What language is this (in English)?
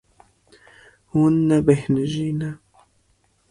Kurdish